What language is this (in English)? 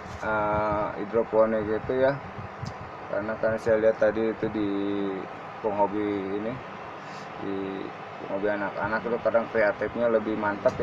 Indonesian